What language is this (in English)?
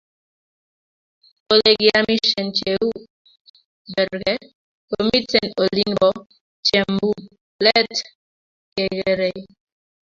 Kalenjin